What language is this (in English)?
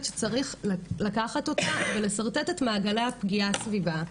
Hebrew